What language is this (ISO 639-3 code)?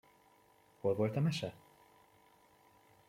hun